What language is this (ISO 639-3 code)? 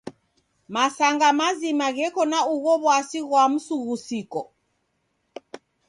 dav